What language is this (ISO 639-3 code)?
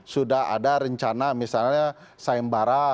ind